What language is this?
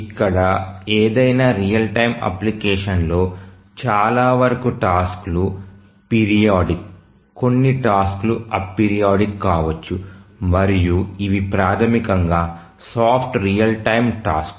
Telugu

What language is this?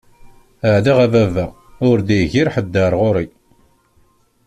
Kabyle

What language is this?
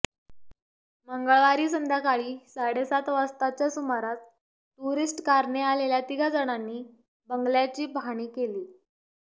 Marathi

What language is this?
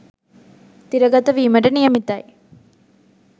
Sinhala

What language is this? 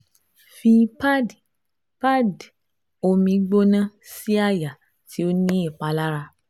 Yoruba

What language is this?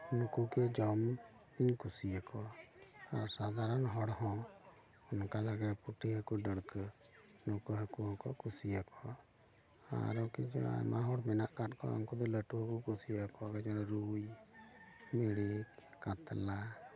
Santali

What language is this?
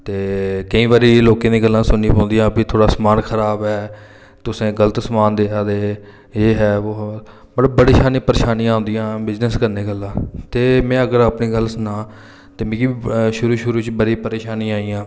Dogri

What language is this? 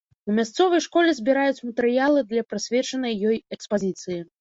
Belarusian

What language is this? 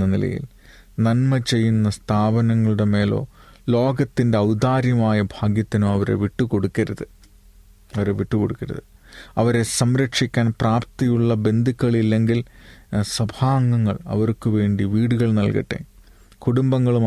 Malayalam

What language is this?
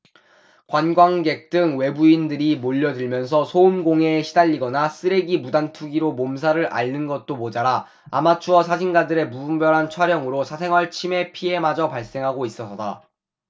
Korean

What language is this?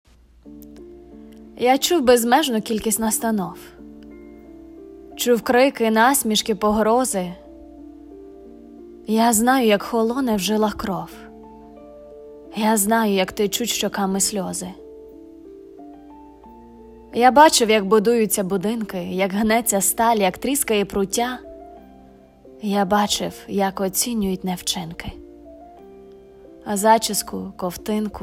Ukrainian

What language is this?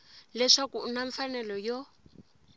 Tsonga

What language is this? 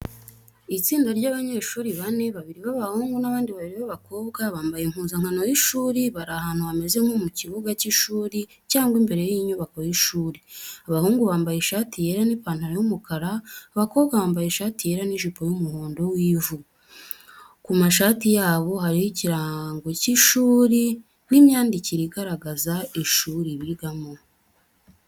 Kinyarwanda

